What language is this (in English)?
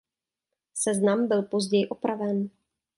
Czech